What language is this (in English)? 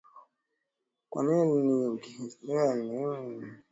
Swahili